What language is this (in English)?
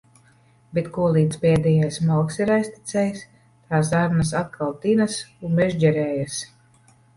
Latvian